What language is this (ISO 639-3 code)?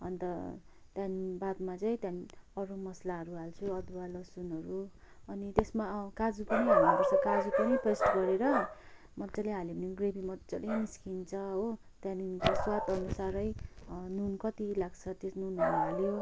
nep